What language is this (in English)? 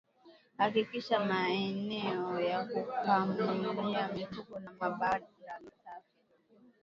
Swahili